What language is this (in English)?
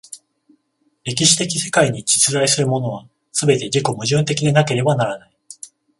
Japanese